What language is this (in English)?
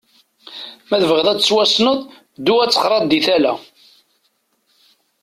Kabyle